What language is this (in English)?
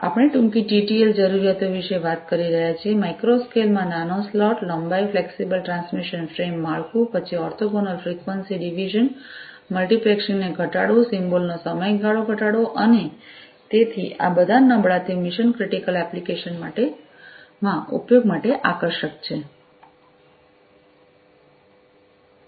Gujarati